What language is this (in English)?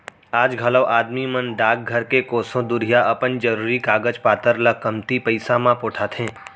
Chhattisgarhi